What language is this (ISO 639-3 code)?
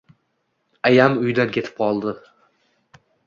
uzb